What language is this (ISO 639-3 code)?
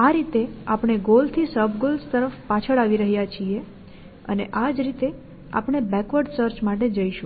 guj